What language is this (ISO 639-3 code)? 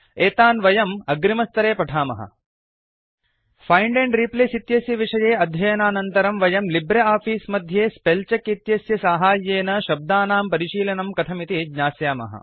san